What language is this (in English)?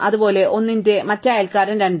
Malayalam